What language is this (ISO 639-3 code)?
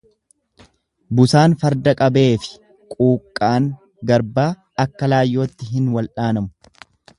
orm